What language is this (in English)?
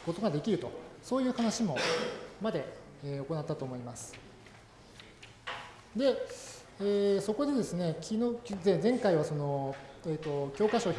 Japanese